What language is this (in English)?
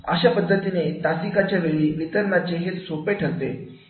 Marathi